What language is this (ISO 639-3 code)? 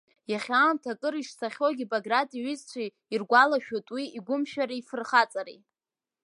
abk